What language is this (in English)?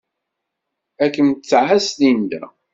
Kabyle